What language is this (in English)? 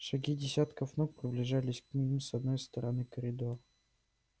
Russian